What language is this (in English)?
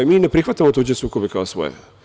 Serbian